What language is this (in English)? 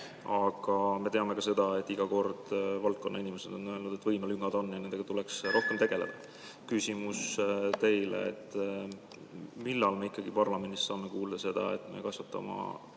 Estonian